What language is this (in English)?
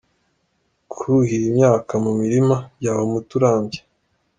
Kinyarwanda